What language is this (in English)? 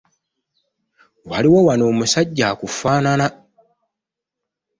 Ganda